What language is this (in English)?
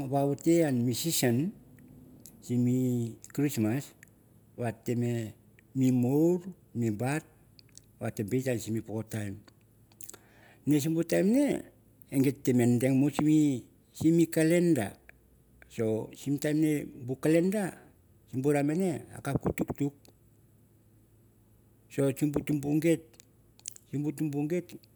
Mandara